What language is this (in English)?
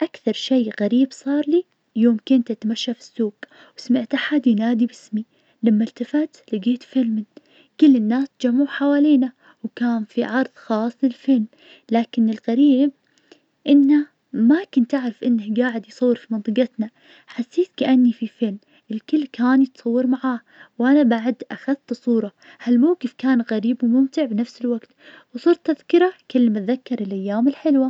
Najdi Arabic